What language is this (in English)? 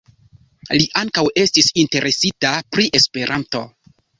Esperanto